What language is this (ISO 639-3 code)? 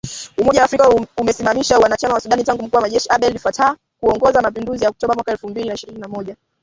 swa